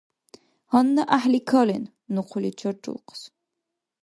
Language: Dargwa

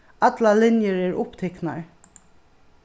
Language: Faroese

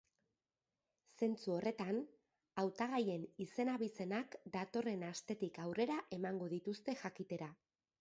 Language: Basque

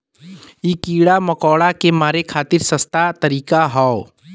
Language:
Bhojpuri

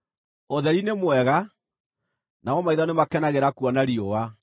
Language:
Kikuyu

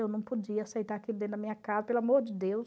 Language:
Portuguese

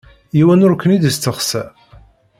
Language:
Kabyle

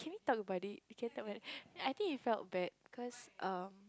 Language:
English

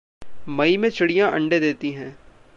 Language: Hindi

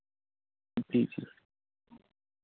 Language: Dogri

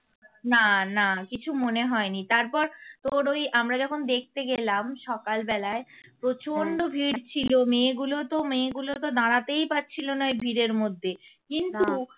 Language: Bangla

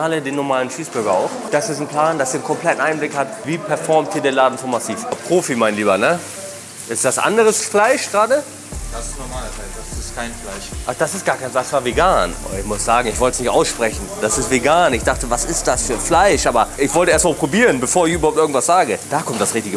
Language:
German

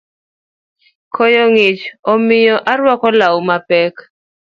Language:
Luo (Kenya and Tanzania)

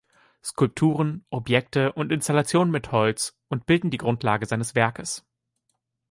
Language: German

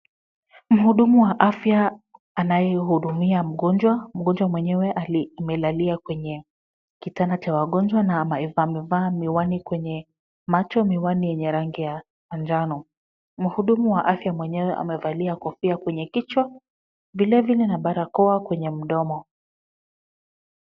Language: Swahili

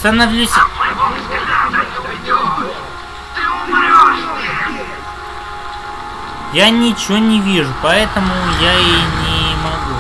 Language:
Russian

